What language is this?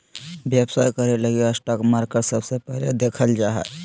Magahi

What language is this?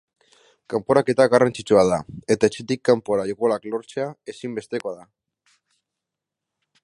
Basque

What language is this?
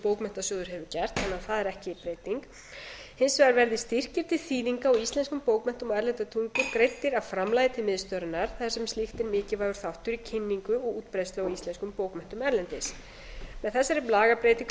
Icelandic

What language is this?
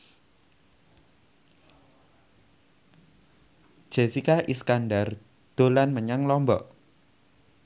Javanese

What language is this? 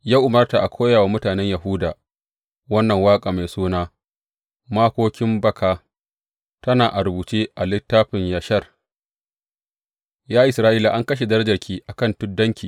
Hausa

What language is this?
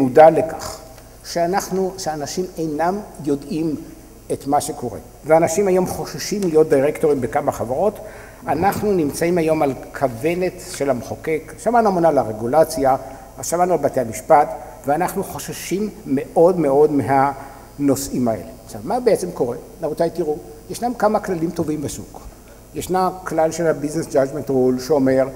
Hebrew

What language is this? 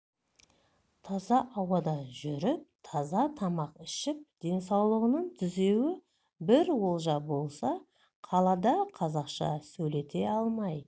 Kazakh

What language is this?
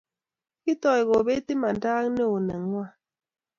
Kalenjin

